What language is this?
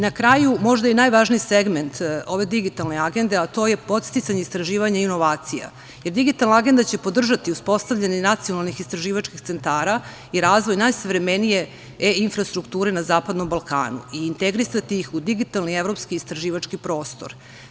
Serbian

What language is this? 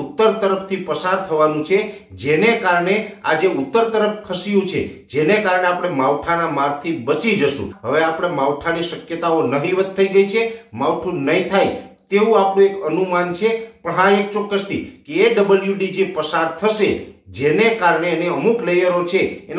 Gujarati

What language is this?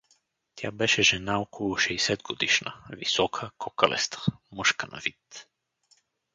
Bulgarian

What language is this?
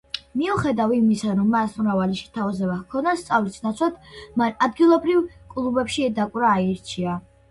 Georgian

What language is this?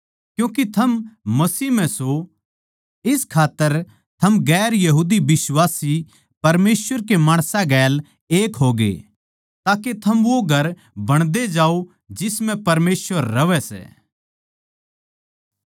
Haryanvi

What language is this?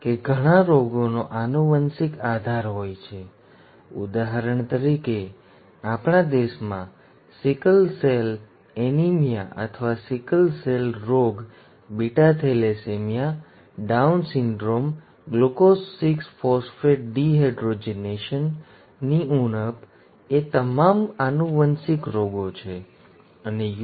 Gujarati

